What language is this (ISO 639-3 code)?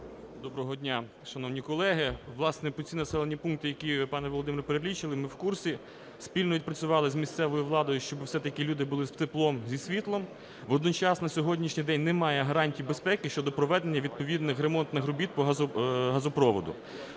ukr